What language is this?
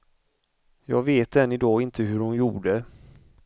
Swedish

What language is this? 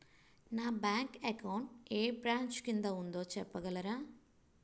Telugu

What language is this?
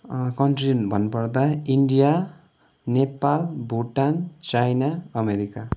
Nepali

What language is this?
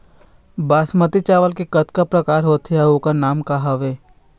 Chhattisgarhi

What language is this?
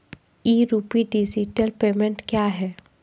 Maithili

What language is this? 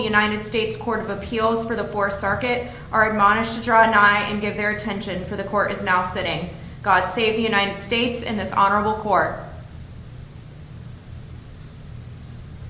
English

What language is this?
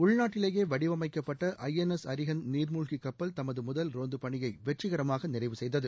Tamil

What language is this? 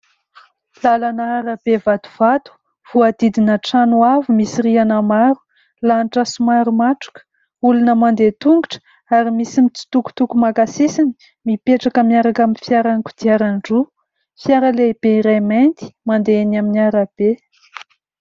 Malagasy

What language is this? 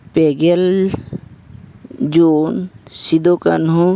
Santali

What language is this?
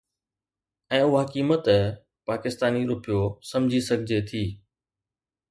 Sindhi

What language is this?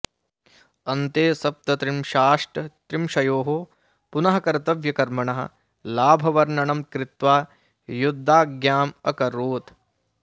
Sanskrit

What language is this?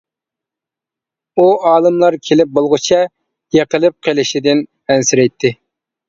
Uyghur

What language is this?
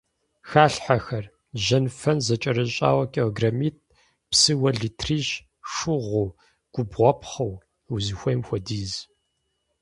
Kabardian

